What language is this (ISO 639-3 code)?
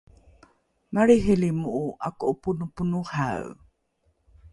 dru